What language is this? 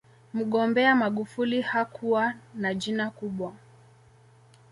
Swahili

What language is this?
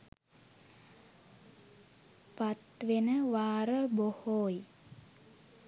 Sinhala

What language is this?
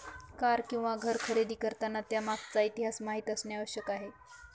Marathi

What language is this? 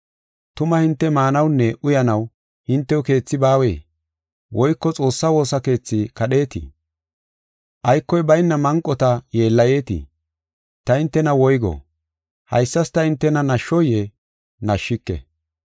Gofa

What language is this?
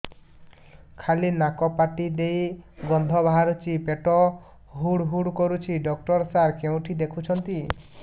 Odia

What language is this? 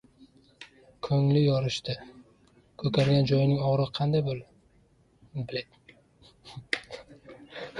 Uzbek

